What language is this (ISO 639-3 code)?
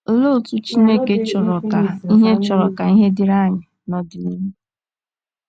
ibo